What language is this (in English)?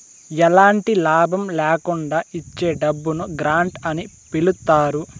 Telugu